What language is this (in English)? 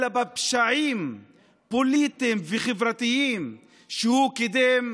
Hebrew